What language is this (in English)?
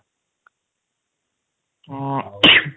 Odia